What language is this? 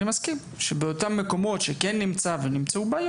Hebrew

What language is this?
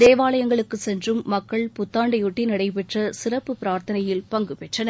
Tamil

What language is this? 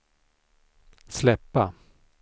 Swedish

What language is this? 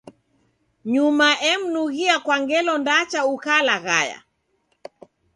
Taita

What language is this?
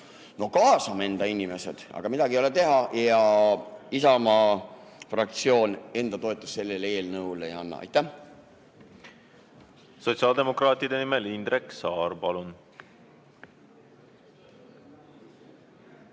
Estonian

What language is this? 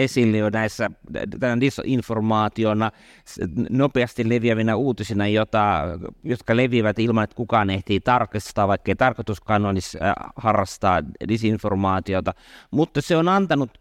Finnish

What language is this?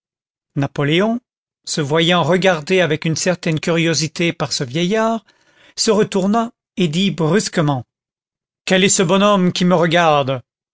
French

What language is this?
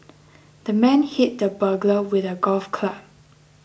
English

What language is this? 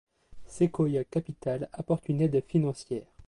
French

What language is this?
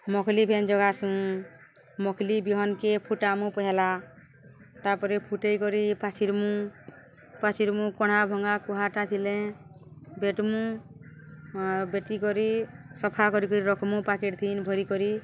Odia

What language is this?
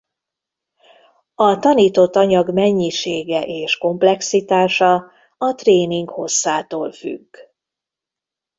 Hungarian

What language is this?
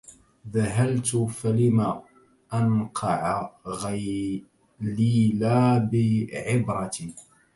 Arabic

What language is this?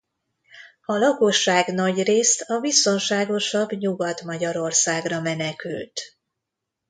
Hungarian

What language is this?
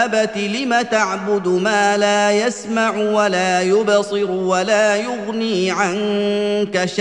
Arabic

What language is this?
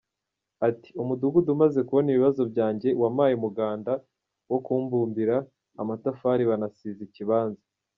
Kinyarwanda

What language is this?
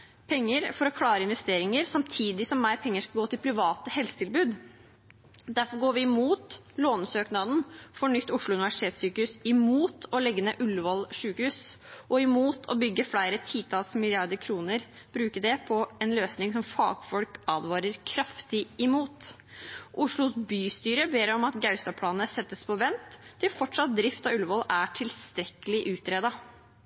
Norwegian Bokmål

